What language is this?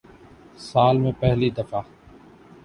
Urdu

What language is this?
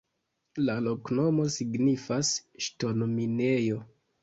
Esperanto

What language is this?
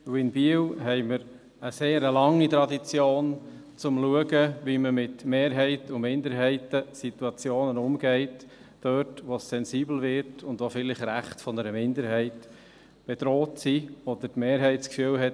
Swiss German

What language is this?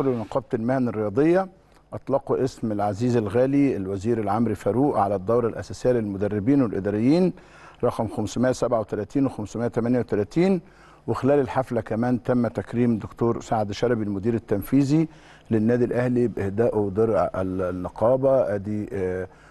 Arabic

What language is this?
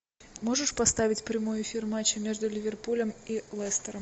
Russian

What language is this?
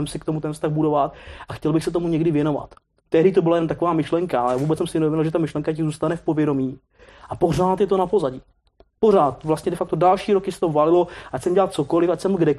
Czech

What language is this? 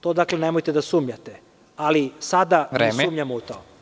Serbian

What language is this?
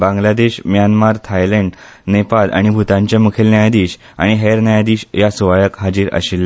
Konkani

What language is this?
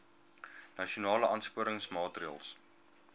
Afrikaans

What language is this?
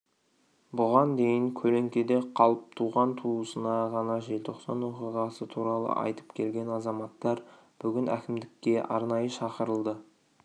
Kazakh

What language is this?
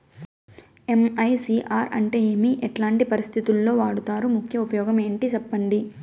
Telugu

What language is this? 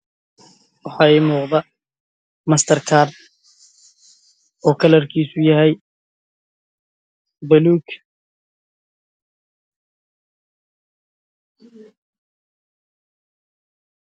Somali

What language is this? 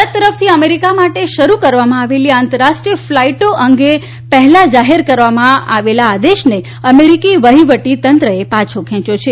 Gujarati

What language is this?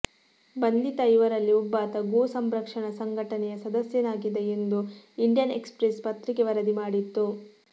Kannada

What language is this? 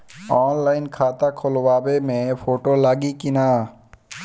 Bhojpuri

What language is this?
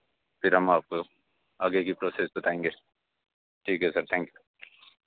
Hindi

